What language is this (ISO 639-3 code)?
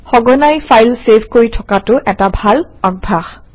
asm